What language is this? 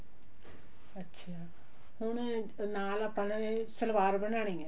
Punjabi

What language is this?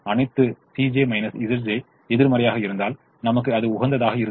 Tamil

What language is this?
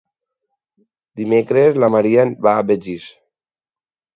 Catalan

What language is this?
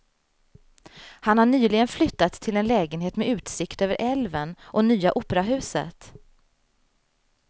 Swedish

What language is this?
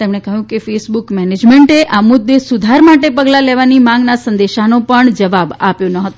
Gujarati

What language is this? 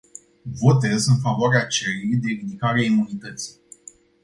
Romanian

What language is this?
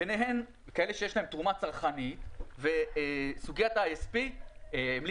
Hebrew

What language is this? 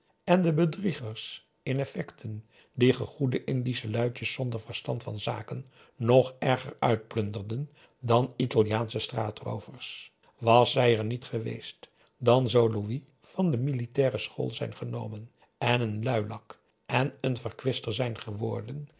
Dutch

